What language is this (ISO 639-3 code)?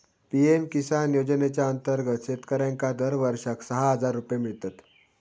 mar